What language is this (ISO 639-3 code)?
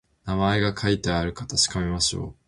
jpn